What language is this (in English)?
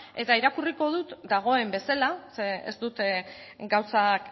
Basque